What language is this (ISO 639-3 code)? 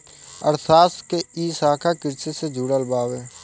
bho